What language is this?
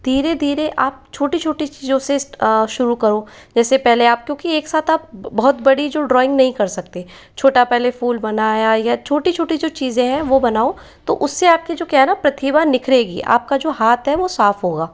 Hindi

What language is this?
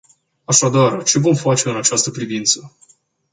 Romanian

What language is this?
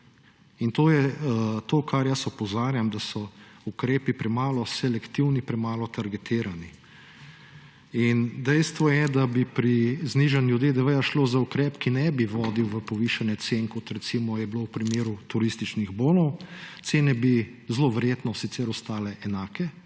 Slovenian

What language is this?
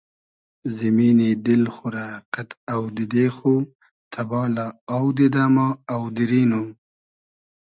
Hazaragi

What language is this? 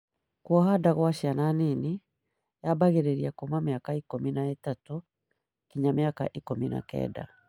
Kikuyu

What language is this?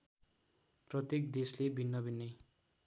Nepali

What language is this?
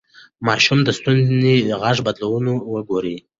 Pashto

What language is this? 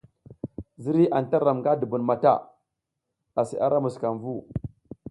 South Giziga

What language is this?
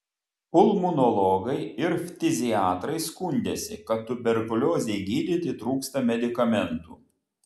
Lithuanian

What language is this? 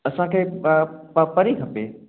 Sindhi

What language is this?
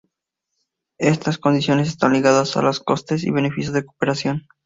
Spanish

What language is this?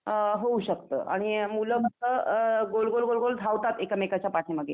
Marathi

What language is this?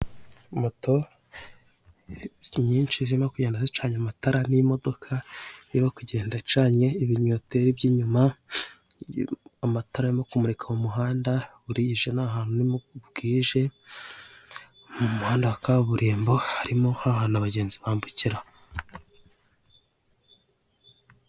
Kinyarwanda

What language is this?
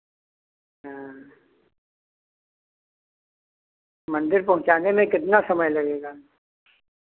Hindi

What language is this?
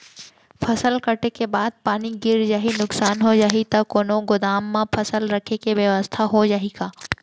Chhattisgarhi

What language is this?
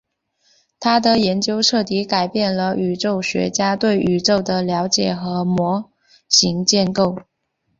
Chinese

